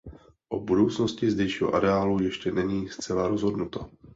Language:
Czech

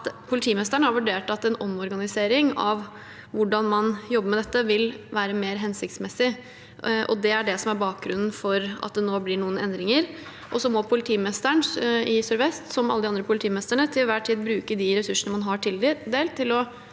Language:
Norwegian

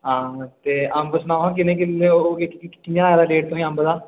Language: Dogri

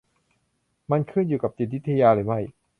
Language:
Thai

